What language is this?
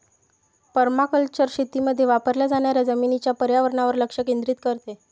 Marathi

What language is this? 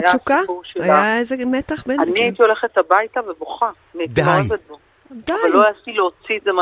Hebrew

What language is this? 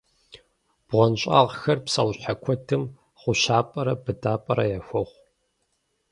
Kabardian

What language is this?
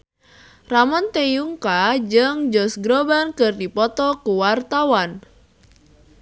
Sundanese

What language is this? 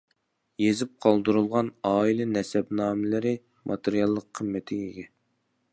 Uyghur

